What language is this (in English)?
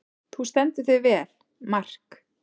Icelandic